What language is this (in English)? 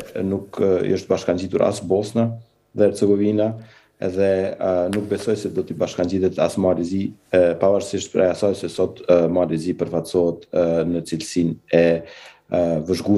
Romanian